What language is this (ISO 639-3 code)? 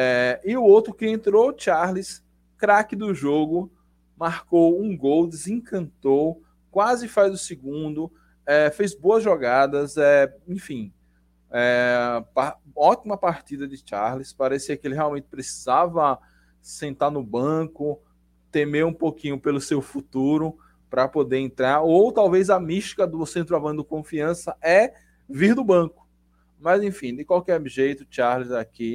por